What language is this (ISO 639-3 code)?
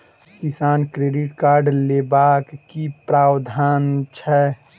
mai